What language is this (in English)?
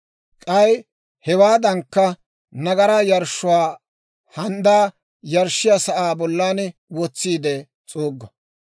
Dawro